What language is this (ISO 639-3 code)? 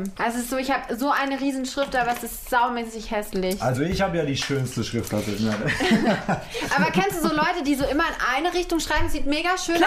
deu